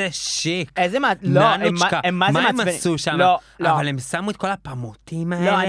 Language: Hebrew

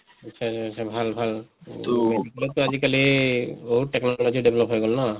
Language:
Assamese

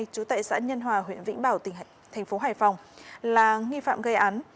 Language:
Vietnamese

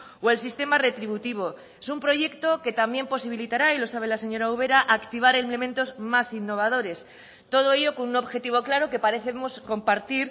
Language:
Spanish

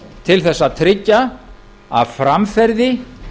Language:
Icelandic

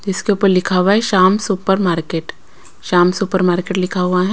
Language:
Hindi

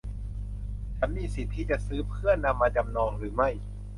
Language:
Thai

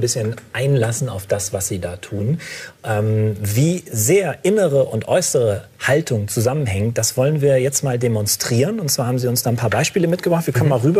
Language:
German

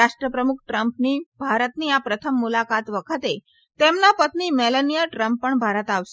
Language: Gujarati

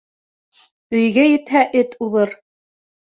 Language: Bashkir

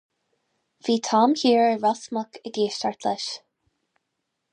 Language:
Irish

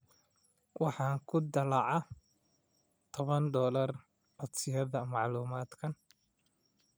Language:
Somali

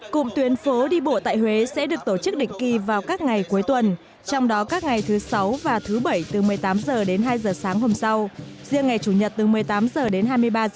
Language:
Vietnamese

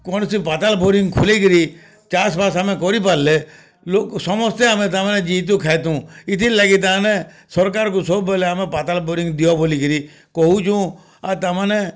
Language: Odia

